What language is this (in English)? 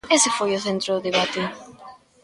Galician